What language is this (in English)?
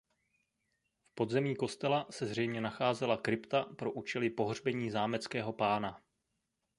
Czech